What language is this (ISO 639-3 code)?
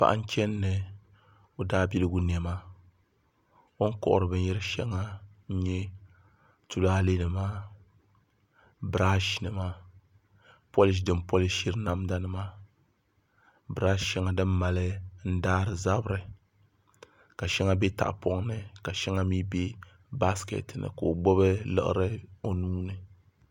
dag